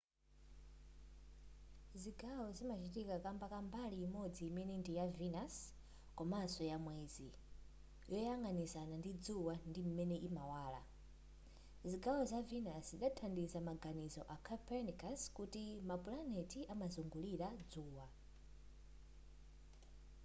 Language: Nyanja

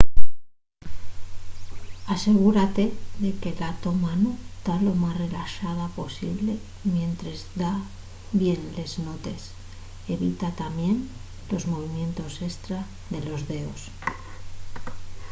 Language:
Asturian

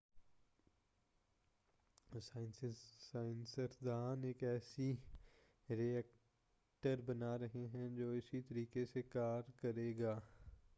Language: Urdu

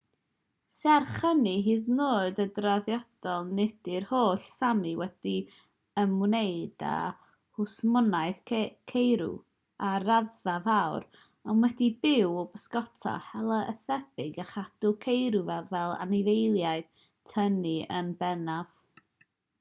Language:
Welsh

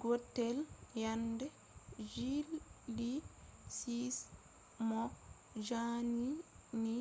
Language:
Fula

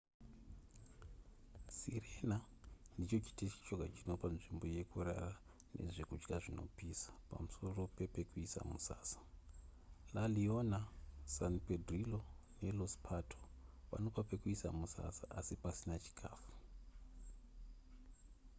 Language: Shona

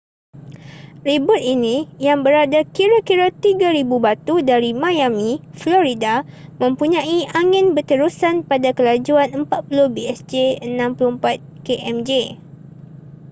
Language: Malay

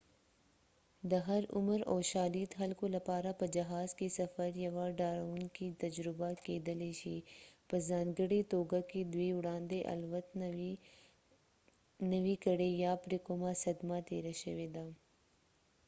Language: Pashto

